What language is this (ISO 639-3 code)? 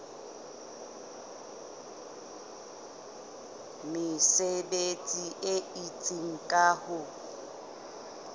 sot